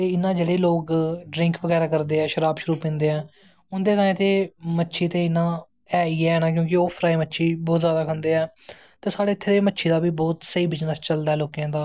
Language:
Dogri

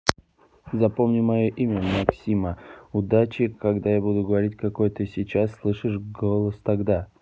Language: Russian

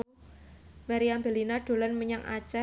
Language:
Javanese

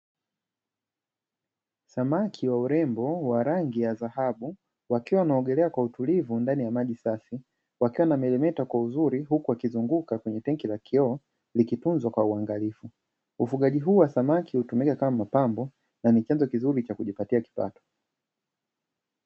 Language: Swahili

